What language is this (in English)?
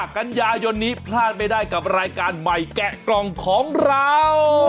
Thai